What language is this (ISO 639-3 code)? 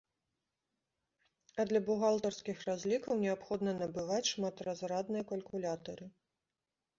bel